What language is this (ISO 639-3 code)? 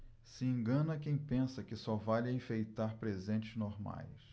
por